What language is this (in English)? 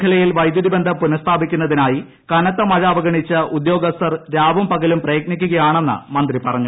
Malayalam